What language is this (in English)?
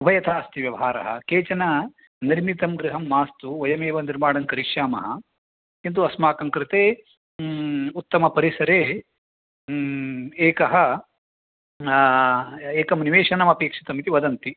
Sanskrit